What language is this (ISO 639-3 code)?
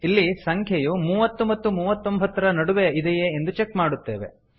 kan